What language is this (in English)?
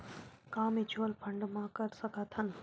Chhattisgarhi